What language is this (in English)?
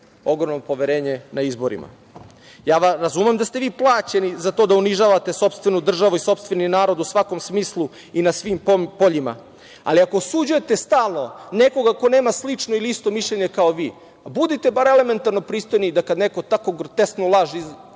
Serbian